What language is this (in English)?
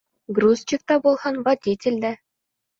Bashkir